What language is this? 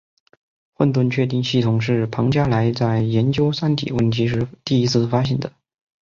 Chinese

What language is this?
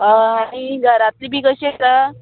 Konkani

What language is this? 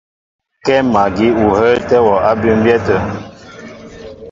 Mbo (Cameroon)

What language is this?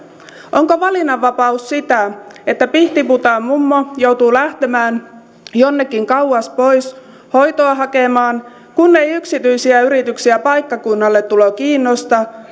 Finnish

